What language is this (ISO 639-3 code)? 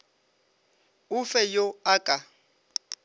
nso